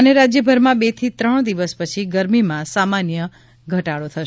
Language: Gujarati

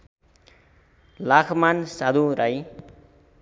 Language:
Nepali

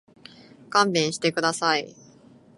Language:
Japanese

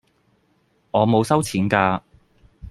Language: Cantonese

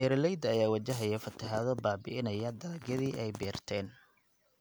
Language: Somali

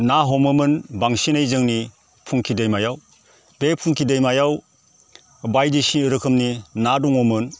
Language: Bodo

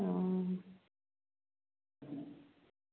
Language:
Dogri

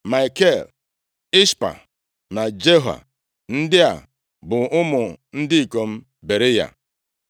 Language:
Igbo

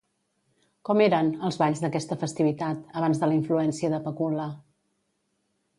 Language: Catalan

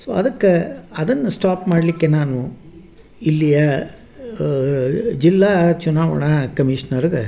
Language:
Kannada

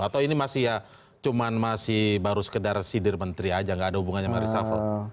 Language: Indonesian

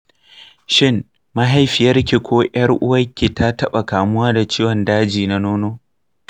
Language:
Hausa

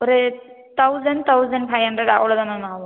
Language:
Tamil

